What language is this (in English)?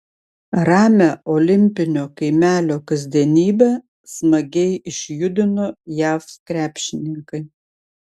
Lithuanian